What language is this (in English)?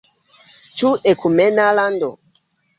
Esperanto